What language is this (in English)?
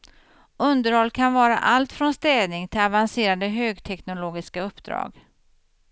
Swedish